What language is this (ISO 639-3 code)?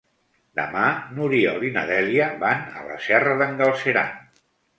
cat